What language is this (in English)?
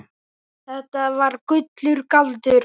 Icelandic